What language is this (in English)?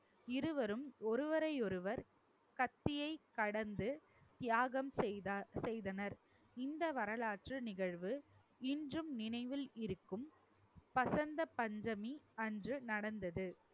Tamil